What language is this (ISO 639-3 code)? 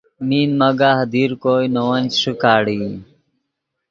ydg